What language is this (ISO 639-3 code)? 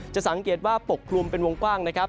tha